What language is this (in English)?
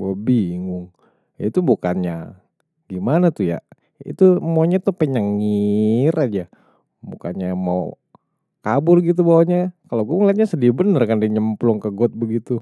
Betawi